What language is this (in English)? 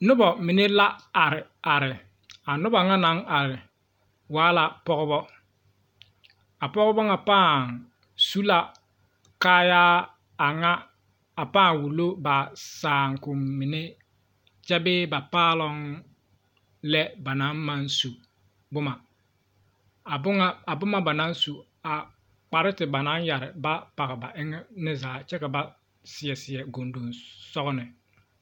Southern Dagaare